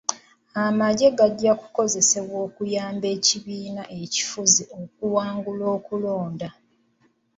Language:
Ganda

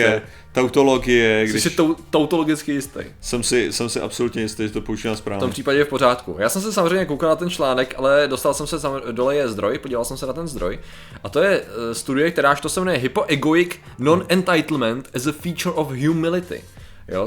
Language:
Czech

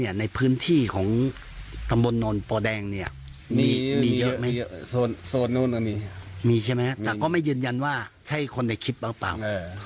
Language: Thai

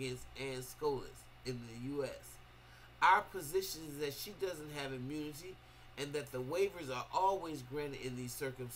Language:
English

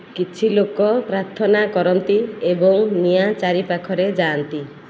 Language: Odia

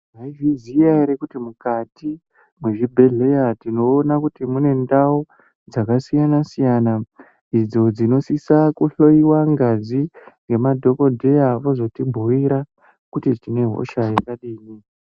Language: Ndau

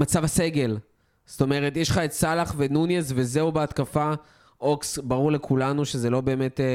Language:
Hebrew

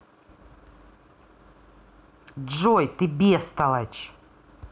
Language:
Russian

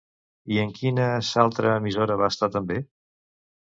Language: Catalan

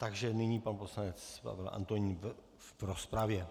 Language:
Czech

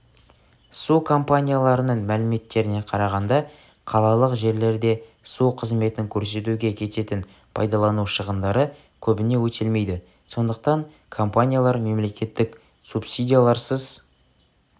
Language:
Kazakh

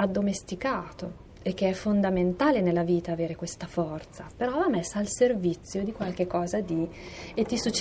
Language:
Italian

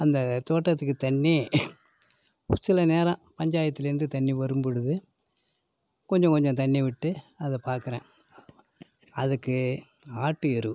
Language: Tamil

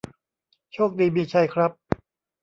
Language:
Thai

